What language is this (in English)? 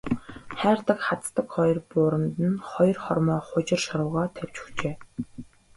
Mongolian